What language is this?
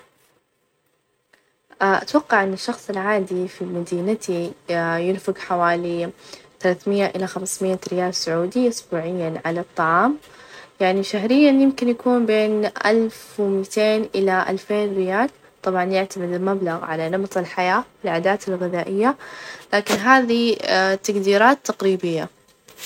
Najdi Arabic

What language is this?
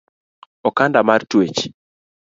Luo (Kenya and Tanzania)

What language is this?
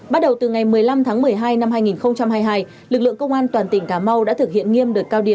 Vietnamese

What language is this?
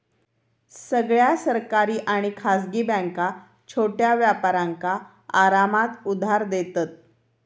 Marathi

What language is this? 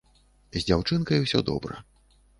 Belarusian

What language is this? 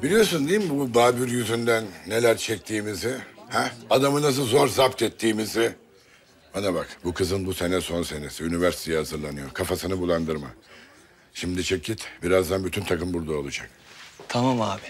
Turkish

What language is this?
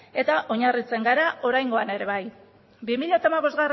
Basque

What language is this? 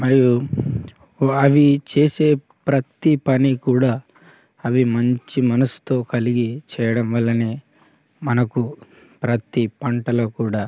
Telugu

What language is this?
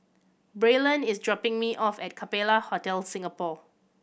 English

